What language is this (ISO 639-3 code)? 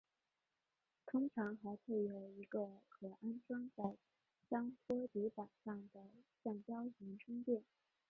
zho